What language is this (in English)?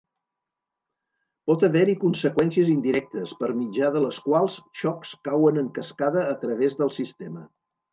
Catalan